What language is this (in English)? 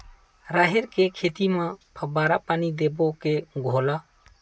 Chhattisgarhi